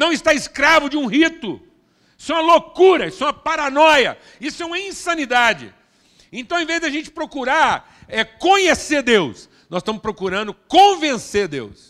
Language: Portuguese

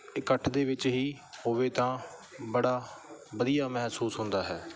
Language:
Punjabi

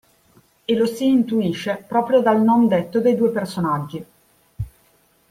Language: Italian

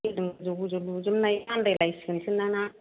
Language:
Bodo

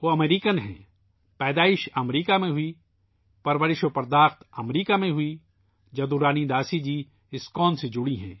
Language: Urdu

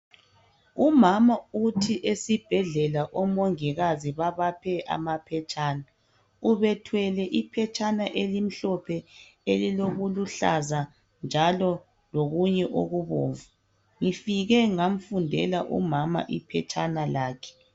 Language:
North Ndebele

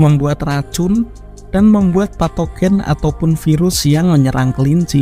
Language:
Indonesian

